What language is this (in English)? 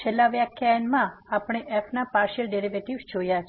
Gujarati